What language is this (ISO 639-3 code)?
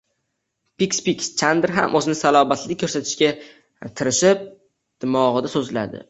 uzb